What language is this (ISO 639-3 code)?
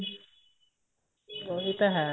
pan